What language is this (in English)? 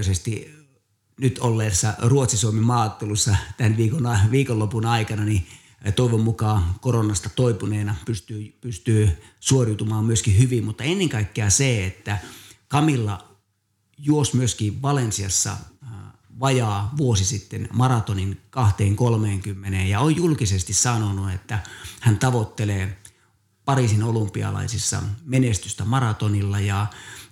Finnish